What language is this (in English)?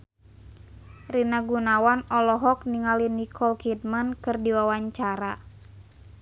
Sundanese